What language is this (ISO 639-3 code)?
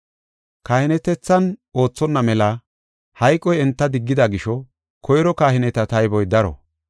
gof